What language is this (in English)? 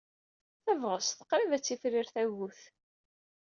Kabyle